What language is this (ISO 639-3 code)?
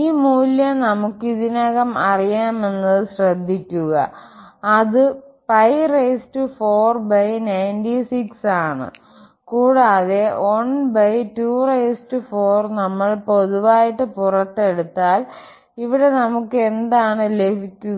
mal